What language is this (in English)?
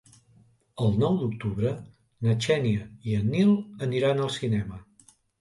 Catalan